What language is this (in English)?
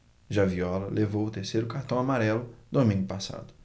Portuguese